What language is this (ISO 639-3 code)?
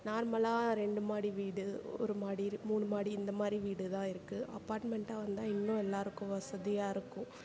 tam